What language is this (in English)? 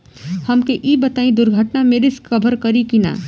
Bhojpuri